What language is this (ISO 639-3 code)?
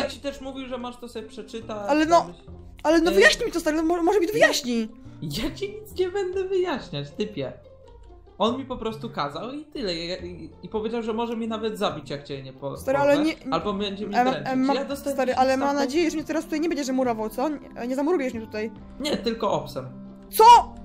pol